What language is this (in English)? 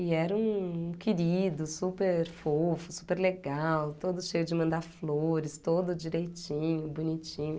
Portuguese